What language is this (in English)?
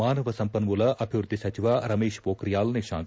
Kannada